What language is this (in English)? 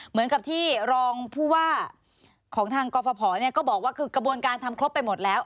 Thai